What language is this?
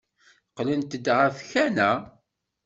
Kabyle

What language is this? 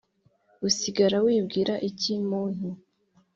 Kinyarwanda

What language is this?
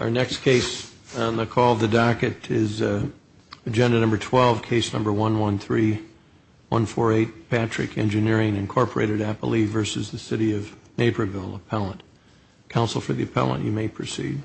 English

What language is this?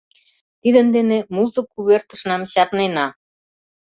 Mari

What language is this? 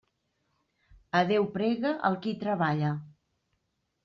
Catalan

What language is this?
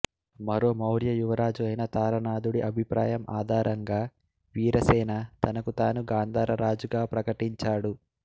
Telugu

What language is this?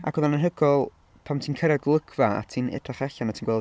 Welsh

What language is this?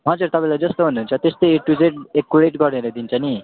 Nepali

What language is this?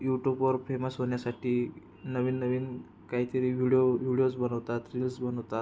Marathi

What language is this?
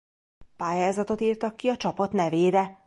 Hungarian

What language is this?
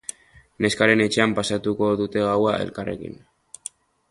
Basque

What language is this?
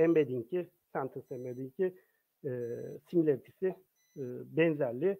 Turkish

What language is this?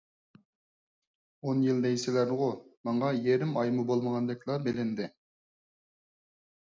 Uyghur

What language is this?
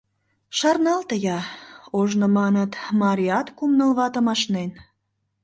Mari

